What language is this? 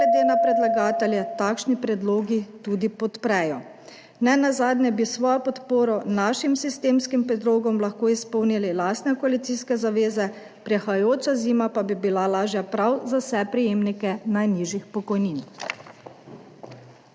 Slovenian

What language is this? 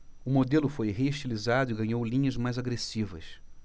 Portuguese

